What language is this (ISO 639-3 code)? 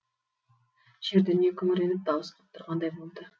kaz